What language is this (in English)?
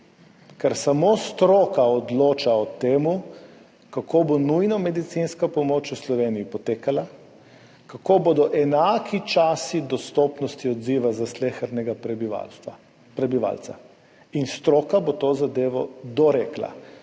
Slovenian